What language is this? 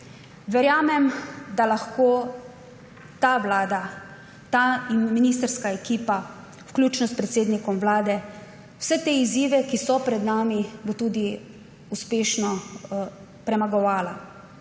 Slovenian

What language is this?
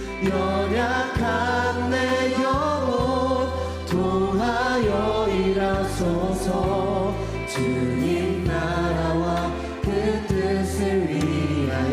Korean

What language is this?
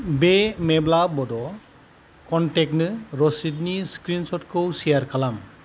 Bodo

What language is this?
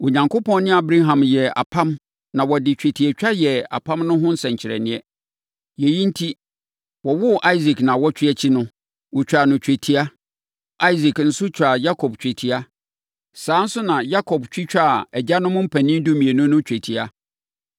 Akan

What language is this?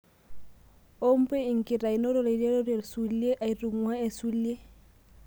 Masai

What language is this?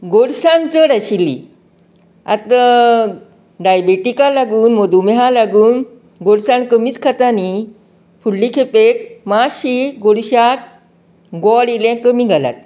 Konkani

